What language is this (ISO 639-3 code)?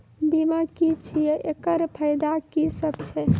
mai